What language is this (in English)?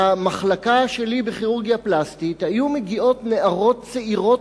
Hebrew